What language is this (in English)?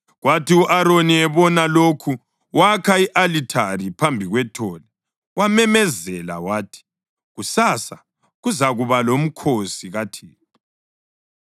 North Ndebele